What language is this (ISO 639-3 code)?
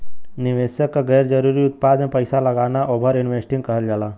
bho